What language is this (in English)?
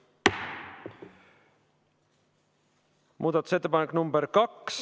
Estonian